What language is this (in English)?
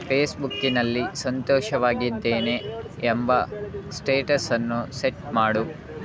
Kannada